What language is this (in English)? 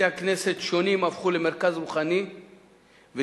Hebrew